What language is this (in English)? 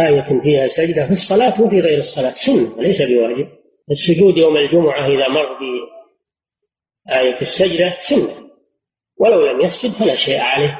Arabic